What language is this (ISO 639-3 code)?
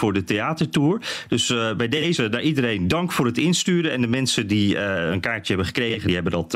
nld